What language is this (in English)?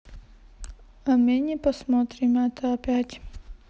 Russian